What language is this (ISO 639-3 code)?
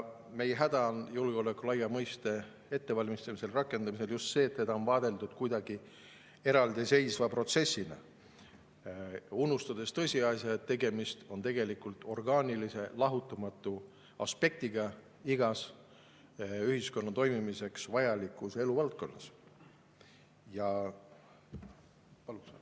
est